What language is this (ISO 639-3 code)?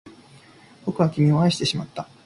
jpn